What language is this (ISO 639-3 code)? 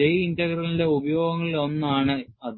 mal